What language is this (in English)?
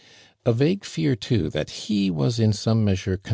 English